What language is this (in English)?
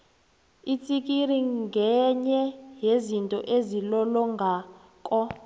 South Ndebele